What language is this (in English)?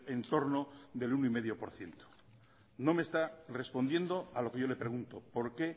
Spanish